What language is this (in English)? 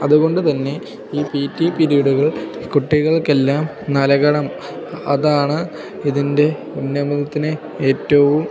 Malayalam